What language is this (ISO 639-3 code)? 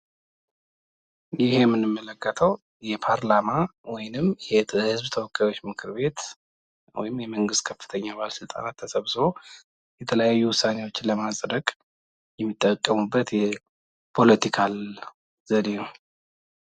amh